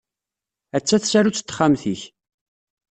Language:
Kabyle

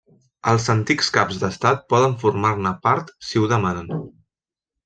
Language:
Catalan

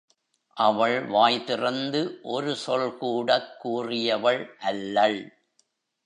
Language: Tamil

